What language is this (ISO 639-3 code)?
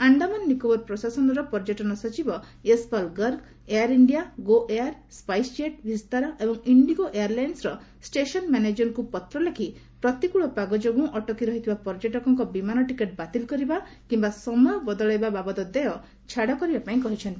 ori